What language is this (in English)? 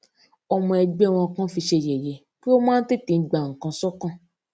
Yoruba